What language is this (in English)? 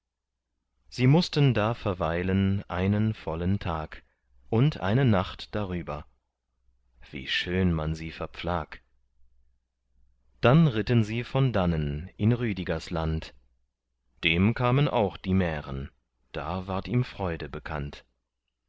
German